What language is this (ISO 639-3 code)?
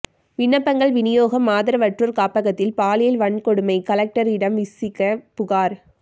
tam